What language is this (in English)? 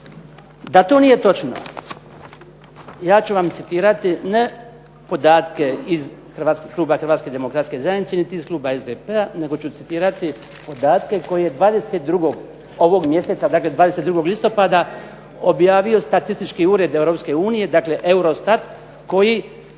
Croatian